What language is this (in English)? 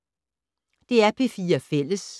Danish